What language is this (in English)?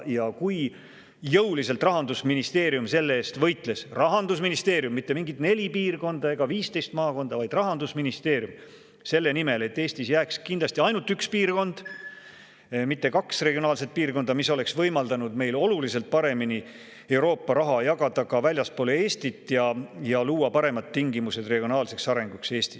Estonian